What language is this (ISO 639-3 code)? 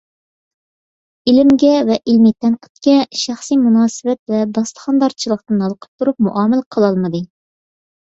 uig